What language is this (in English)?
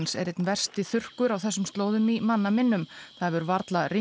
Icelandic